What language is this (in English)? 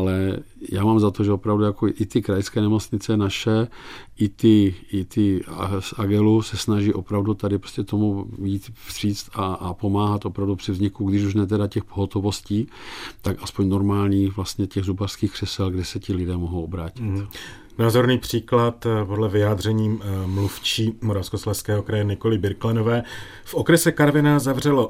Czech